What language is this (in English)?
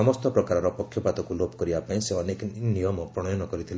Odia